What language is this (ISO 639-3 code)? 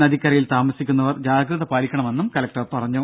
mal